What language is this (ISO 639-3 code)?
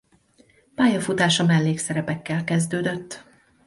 hun